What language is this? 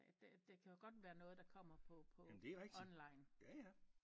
Danish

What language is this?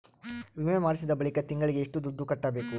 Kannada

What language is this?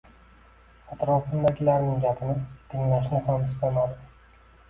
Uzbek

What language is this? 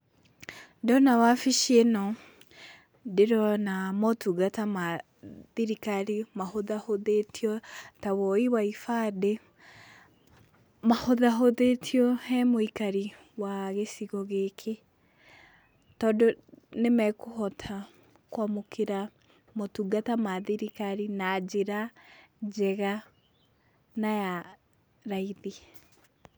Kikuyu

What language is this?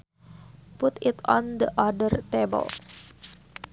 Sundanese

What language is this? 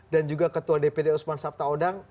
Indonesian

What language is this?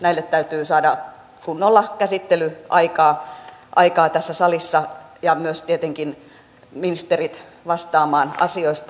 Finnish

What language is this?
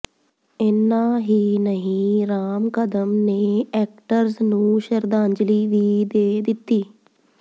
Punjabi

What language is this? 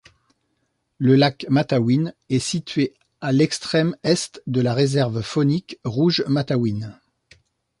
French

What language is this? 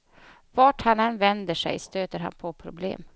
Swedish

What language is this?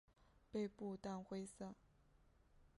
Chinese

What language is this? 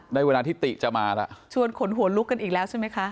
Thai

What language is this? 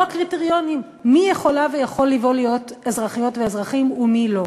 Hebrew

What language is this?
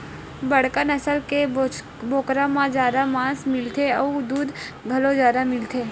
Chhattisgarhi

